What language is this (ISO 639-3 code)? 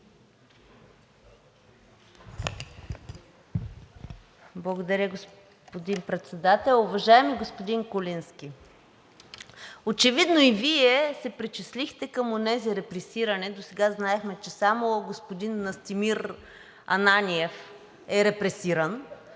bul